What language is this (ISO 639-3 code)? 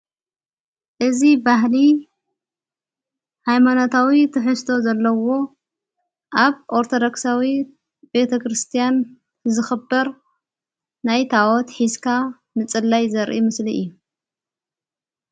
tir